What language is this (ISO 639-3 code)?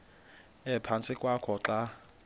xho